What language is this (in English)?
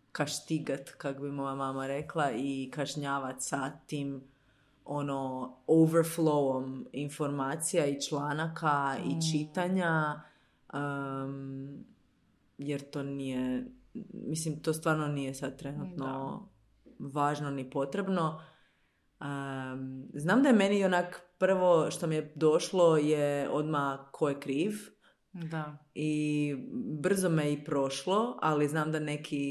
Croatian